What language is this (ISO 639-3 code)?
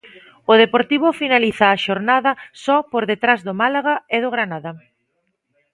glg